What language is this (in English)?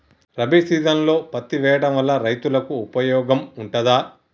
Telugu